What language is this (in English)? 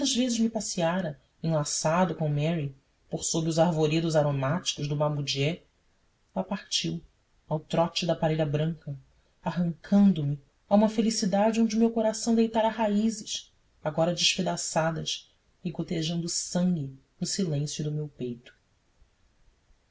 Portuguese